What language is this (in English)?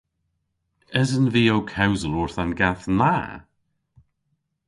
Cornish